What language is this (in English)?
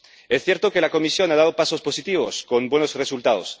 Spanish